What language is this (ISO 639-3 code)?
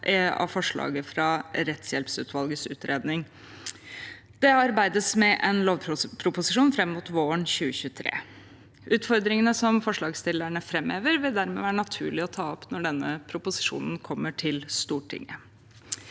nor